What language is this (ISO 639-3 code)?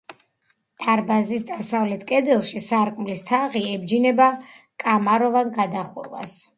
kat